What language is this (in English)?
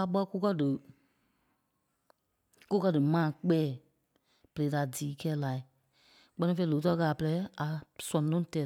Kpelle